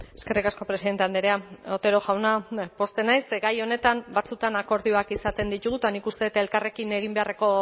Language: Basque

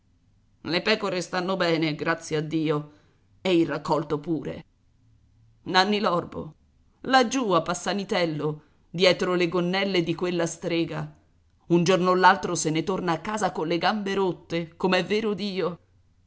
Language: Italian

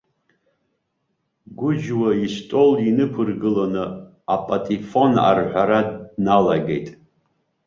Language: Abkhazian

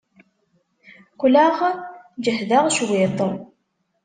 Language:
Kabyle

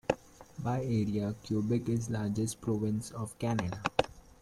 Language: English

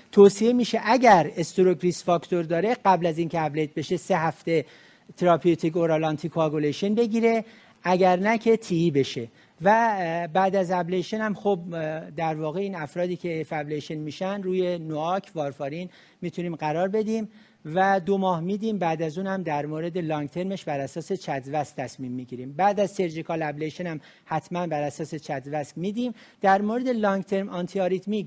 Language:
Persian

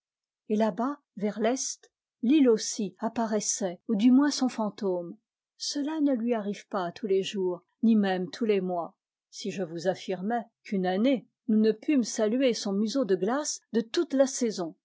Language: French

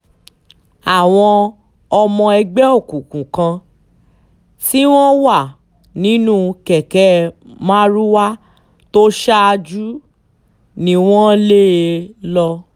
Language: Yoruba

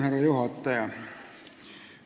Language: Estonian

